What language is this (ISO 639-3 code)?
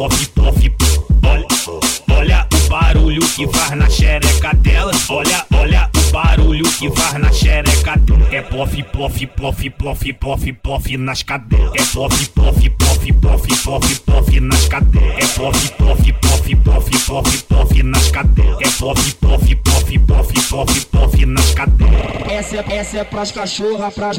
por